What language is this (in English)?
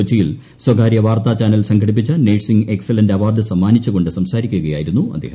Malayalam